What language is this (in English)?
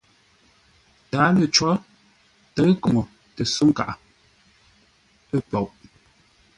Ngombale